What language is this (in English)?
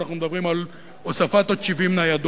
Hebrew